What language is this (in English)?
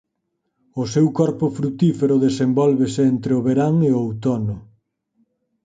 Galician